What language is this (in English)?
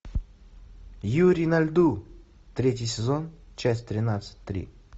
Russian